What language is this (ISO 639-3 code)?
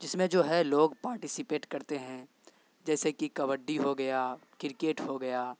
urd